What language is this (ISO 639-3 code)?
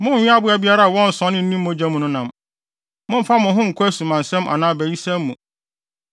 aka